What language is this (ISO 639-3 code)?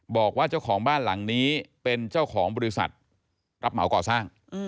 tha